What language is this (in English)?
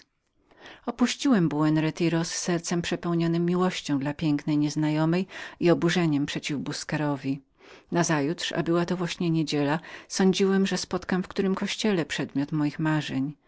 Polish